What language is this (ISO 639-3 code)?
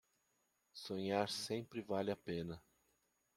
por